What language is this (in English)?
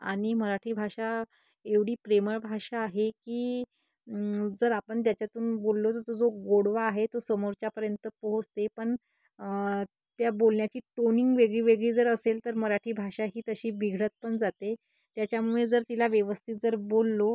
Marathi